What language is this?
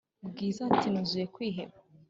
Kinyarwanda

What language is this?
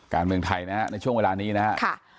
Thai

